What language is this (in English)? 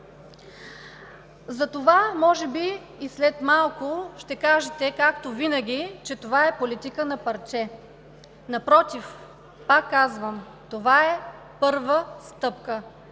Bulgarian